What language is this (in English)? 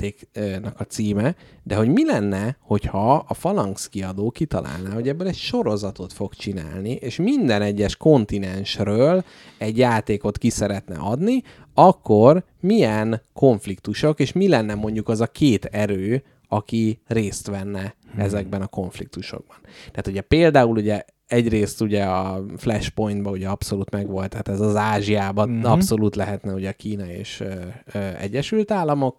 Hungarian